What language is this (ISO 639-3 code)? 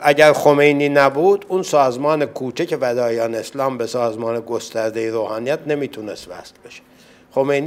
fas